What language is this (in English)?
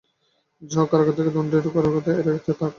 Bangla